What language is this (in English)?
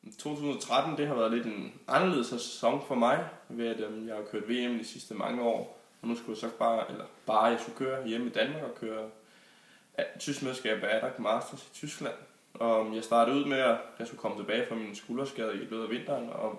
Danish